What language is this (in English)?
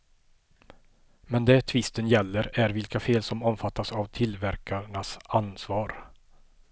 Swedish